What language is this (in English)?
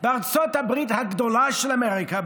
Hebrew